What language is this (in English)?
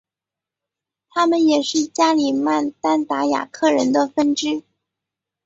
Chinese